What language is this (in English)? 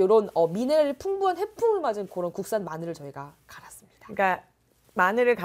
Korean